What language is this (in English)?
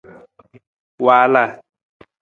Nawdm